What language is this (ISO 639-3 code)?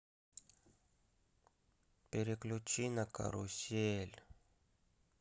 rus